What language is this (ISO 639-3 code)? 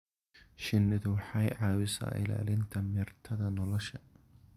som